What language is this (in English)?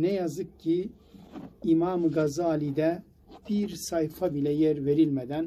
Turkish